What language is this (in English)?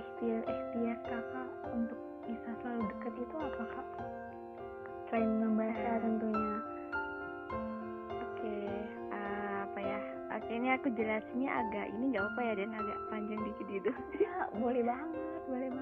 Indonesian